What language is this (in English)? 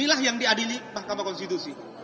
Indonesian